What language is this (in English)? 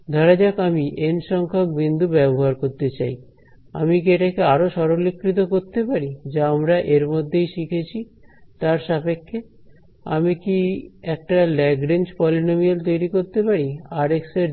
Bangla